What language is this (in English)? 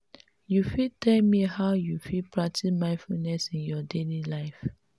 Nigerian Pidgin